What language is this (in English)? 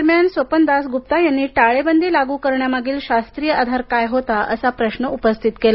Marathi